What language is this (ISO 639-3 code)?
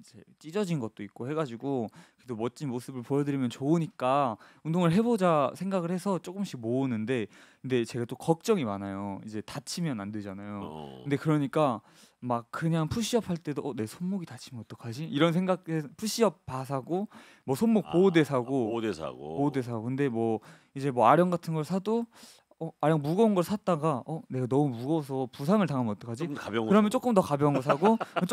kor